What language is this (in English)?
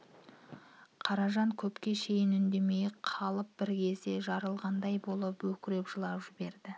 Kazakh